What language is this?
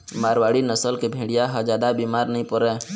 Chhattisgarhi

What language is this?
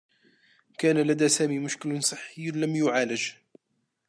Arabic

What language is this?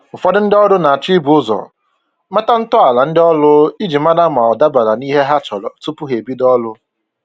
Igbo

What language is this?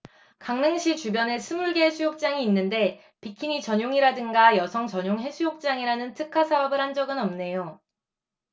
Korean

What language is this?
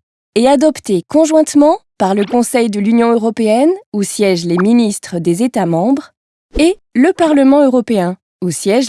French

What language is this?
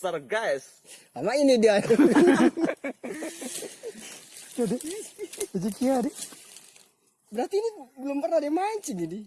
Indonesian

